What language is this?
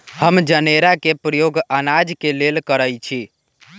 Magahi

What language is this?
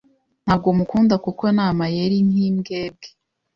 Kinyarwanda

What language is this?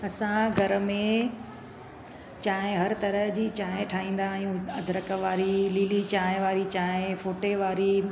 Sindhi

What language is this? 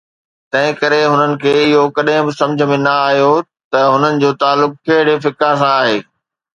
Sindhi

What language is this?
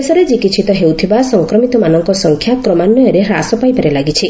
Odia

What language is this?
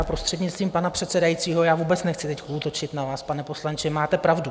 Czech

